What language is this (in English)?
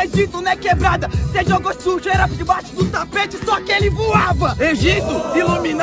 Portuguese